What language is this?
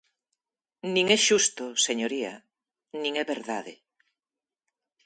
Galician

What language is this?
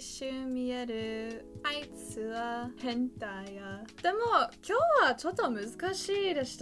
Japanese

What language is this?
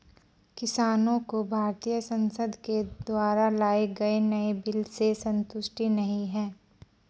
Hindi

